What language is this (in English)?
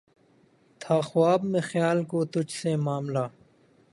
Urdu